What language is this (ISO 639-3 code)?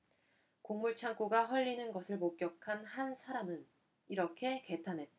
kor